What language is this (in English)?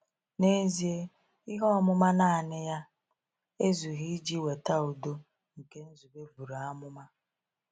Igbo